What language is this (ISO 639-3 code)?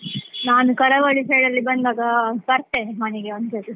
kan